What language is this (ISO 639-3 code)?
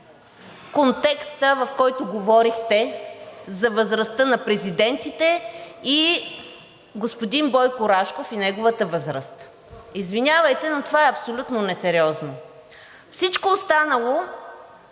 bul